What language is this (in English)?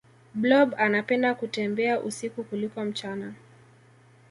Swahili